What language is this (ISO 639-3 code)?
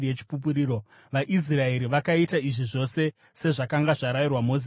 sna